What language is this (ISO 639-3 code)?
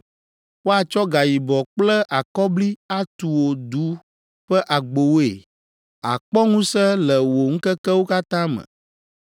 ewe